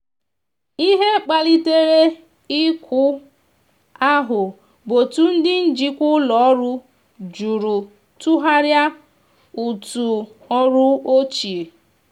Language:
Igbo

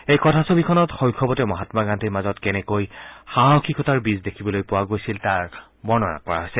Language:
Assamese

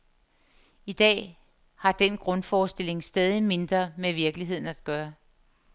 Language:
Danish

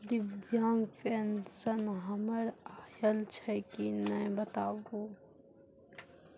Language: Maithili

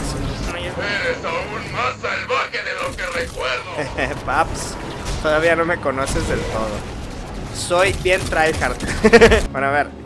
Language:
Spanish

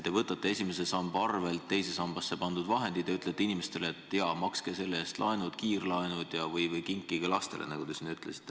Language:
Estonian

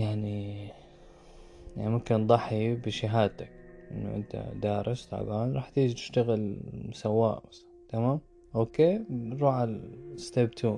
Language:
Arabic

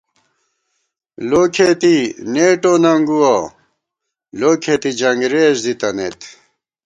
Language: Gawar-Bati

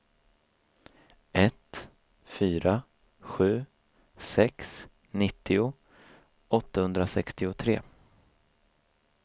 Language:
Swedish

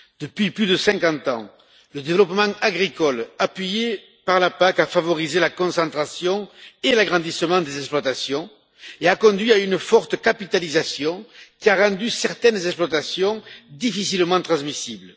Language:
French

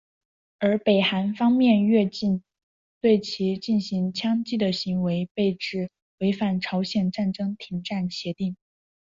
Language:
Chinese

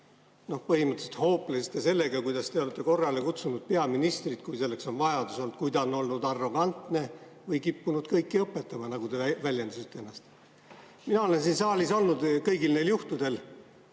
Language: Estonian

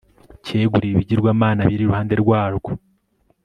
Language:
Kinyarwanda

